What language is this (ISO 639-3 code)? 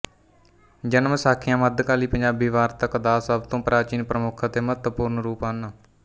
pan